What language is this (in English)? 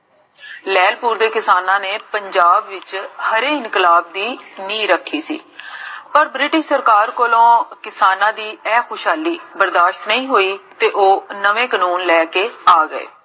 Punjabi